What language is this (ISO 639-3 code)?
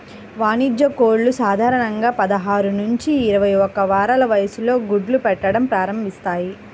tel